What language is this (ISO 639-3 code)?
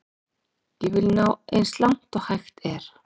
isl